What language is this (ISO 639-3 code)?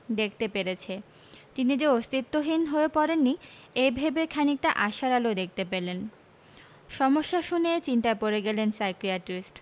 ben